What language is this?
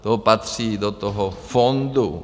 Czech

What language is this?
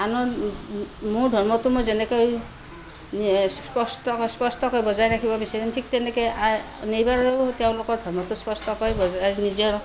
Assamese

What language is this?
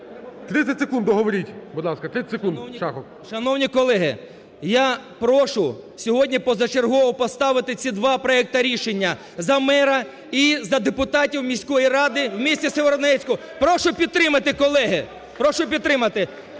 Ukrainian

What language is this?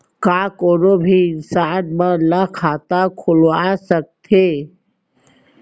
Chhattisgarhi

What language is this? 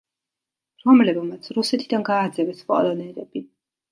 Georgian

